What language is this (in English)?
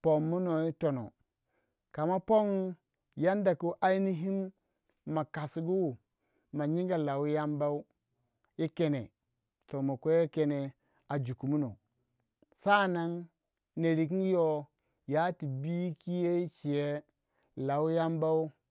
Waja